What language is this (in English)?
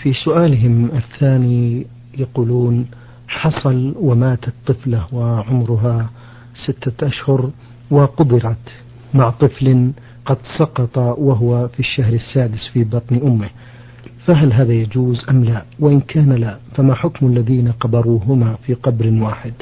Arabic